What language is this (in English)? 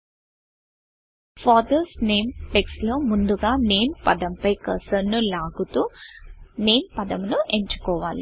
Telugu